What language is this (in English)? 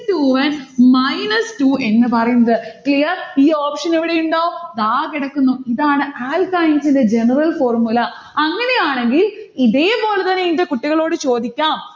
Malayalam